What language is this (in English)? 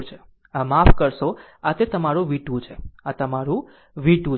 Gujarati